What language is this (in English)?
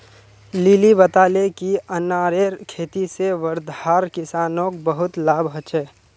Magahi